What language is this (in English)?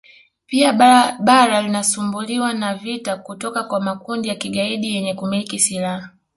Swahili